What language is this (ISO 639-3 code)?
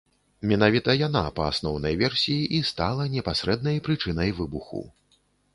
bel